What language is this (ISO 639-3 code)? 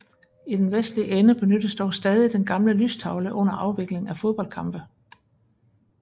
dan